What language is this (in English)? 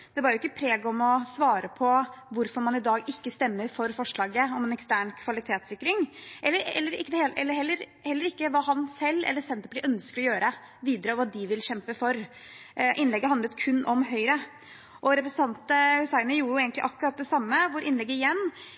Norwegian Bokmål